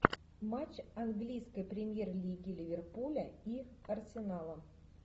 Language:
Russian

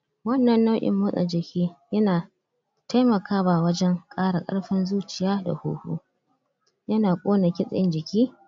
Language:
Hausa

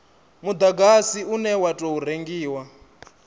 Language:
Venda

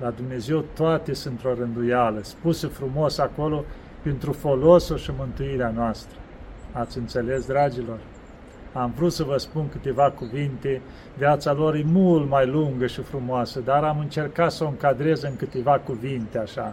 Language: Romanian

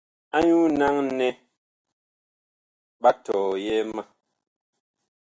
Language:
Bakoko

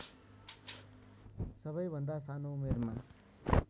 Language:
Nepali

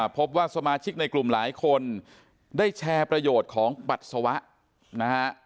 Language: Thai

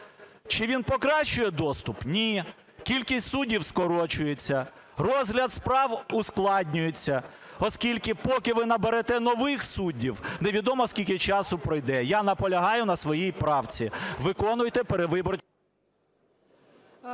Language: Ukrainian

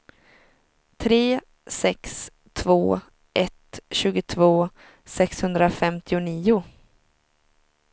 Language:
Swedish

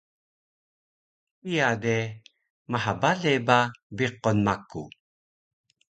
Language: Taroko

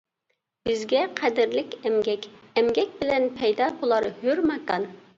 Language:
Uyghur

